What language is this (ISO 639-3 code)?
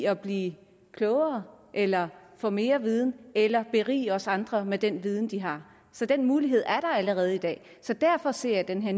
dan